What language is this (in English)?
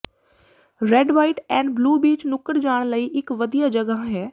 Punjabi